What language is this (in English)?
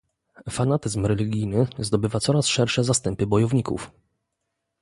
Polish